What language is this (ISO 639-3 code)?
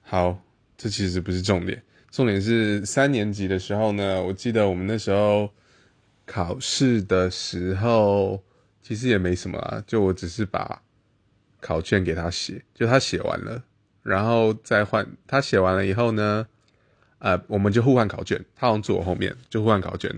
zho